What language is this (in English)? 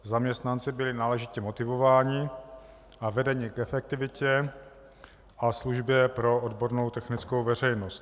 Czech